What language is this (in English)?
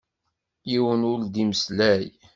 Kabyle